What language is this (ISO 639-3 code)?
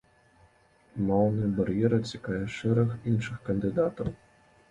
bel